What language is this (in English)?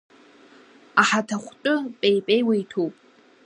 Abkhazian